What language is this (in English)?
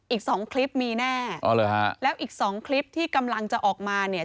Thai